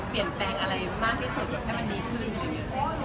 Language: Thai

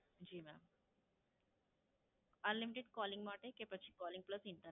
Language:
Gujarati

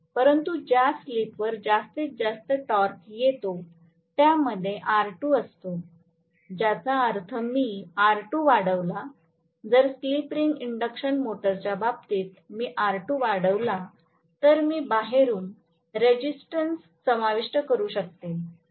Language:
Marathi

